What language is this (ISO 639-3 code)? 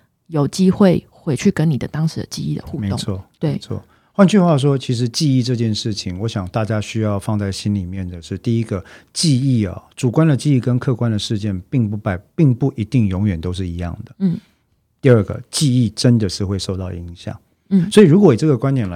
zho